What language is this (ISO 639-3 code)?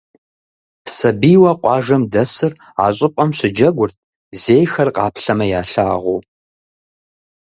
kbd